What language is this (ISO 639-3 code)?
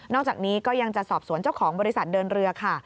tha